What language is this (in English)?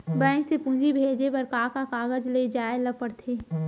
Chhattisgarhi